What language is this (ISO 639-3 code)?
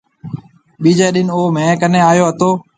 mve